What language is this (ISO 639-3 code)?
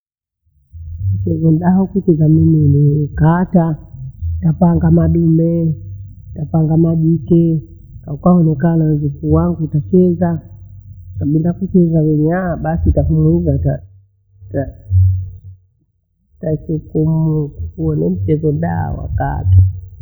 bou